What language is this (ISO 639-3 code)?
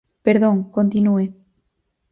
glg